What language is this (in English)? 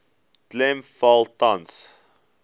Afrikaans